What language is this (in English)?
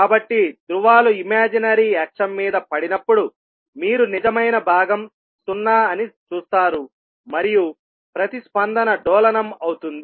Telugu